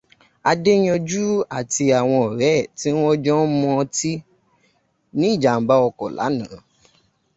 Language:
Yoruba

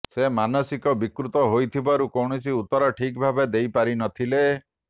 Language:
Odia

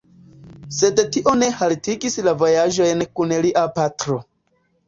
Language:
Esperanto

